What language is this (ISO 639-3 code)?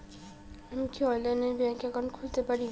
ben